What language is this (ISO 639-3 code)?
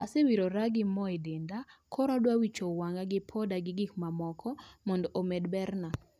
luo